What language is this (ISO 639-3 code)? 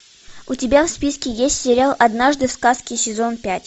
rus